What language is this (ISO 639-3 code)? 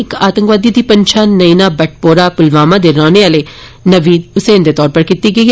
doi